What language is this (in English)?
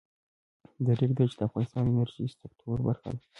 Pashto